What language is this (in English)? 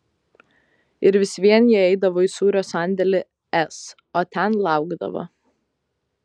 Lithuanian